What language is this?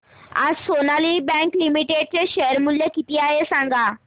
Marathi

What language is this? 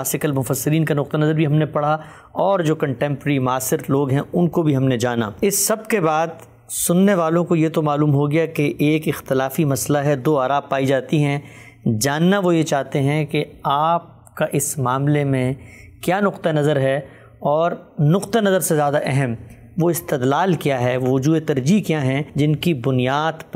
Urdu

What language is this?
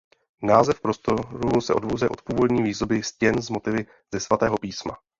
Czech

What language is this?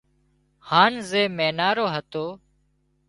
Wadiyara Koli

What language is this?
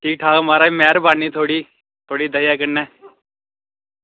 Dogri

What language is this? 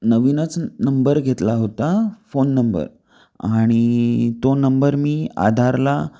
Marathi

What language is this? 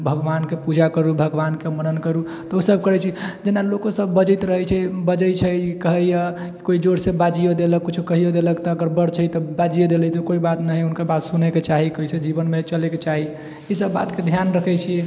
Maithili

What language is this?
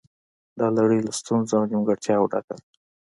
Pashto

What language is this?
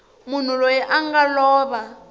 Tsonga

